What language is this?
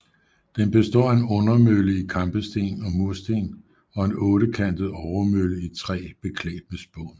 Danish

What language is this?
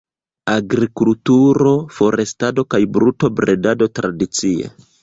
Esperanto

